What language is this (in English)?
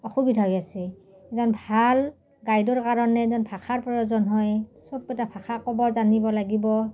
Assamese